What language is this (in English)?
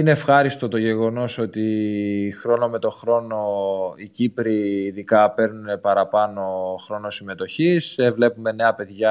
Greek